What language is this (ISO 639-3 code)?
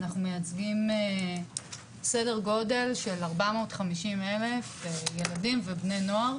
heb